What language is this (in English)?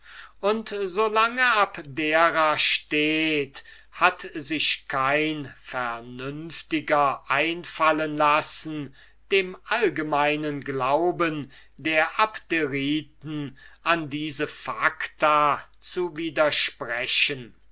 German